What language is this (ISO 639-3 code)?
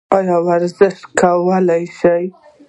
pus